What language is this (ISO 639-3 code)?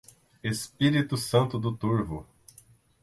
por